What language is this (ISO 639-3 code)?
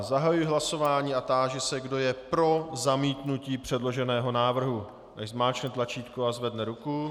ces